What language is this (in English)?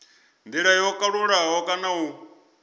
Venda